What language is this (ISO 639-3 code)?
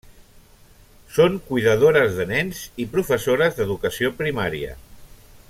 cat